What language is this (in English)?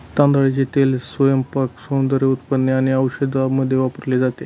Marathi